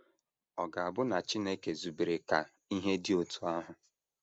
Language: Igbo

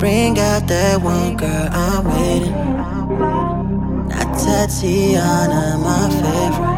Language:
English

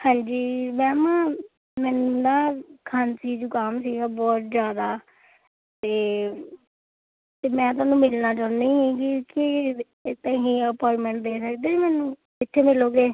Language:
Punjabi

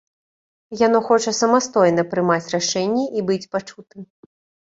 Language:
Belarusian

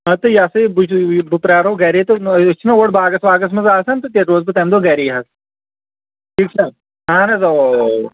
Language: Kashmiri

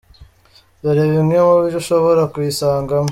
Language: Kinyarwanda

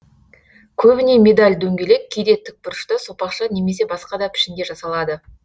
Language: Kazakh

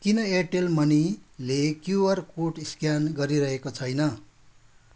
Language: Nepali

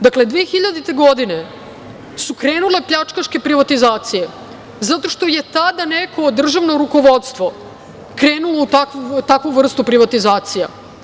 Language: Serbian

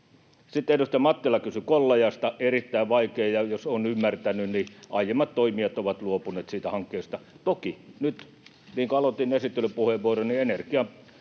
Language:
Finnish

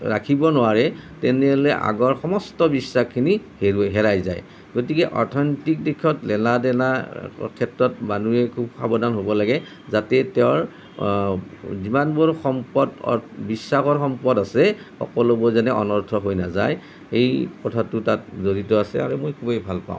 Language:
Assamese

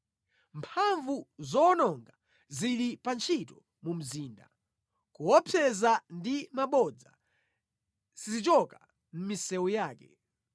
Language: Nyanja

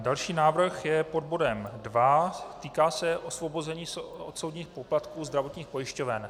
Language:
Czech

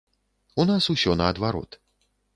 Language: Belarusian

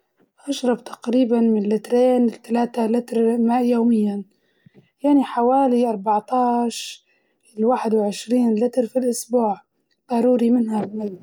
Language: Libyan Arabic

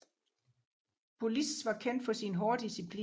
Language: Danish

